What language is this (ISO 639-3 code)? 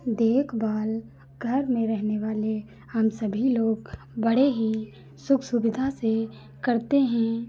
hin